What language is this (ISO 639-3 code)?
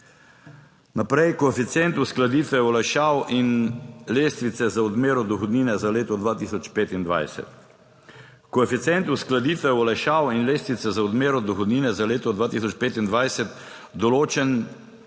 slv